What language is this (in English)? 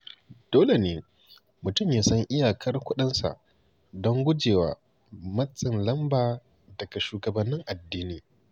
Hausa